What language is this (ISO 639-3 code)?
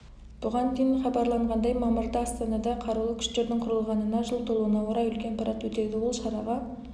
kaz